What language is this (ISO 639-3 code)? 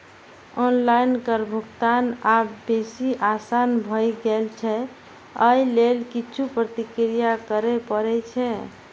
mai